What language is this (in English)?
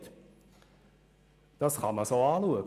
Swiss German